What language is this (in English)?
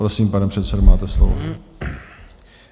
Czech